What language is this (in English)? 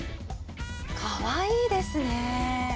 Japanese